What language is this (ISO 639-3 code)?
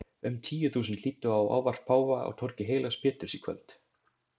isl